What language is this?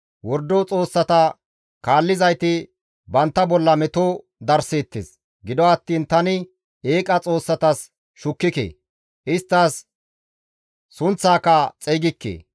Gamo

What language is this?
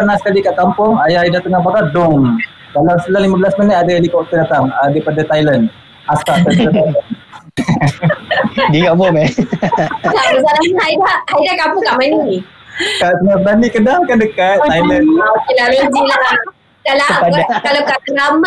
Malay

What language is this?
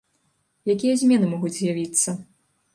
Belarusian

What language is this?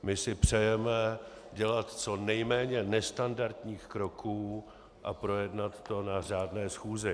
Czech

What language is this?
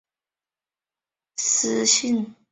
Chinese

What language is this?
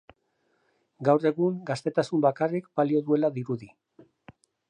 Basque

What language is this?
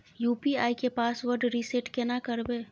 Maithili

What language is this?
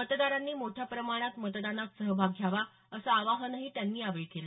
Marathi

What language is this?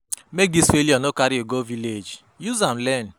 Nigerian Pidgin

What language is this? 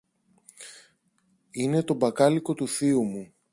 Greek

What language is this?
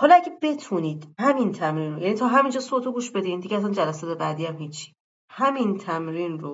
Persian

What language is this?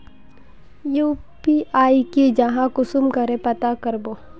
Magahi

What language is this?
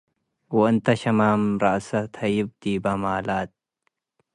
Tigre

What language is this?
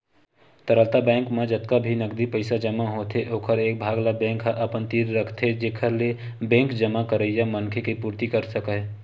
Chhattisgarhi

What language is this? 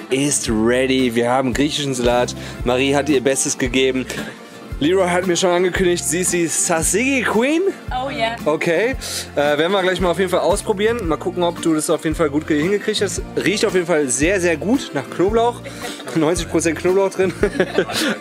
German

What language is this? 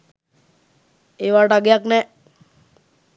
Sinhala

